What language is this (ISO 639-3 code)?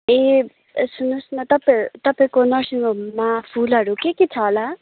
nep